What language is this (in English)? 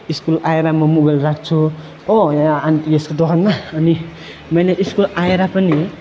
Nepali